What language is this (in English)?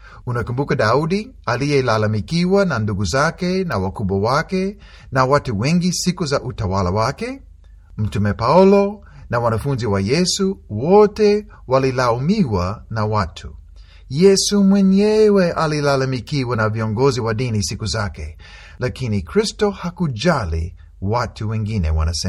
Swahili